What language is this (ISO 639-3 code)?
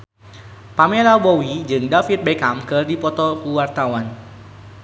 sun